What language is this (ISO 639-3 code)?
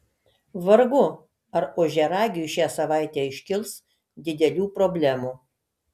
lit